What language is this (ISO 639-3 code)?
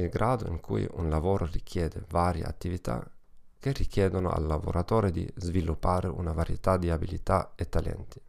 ita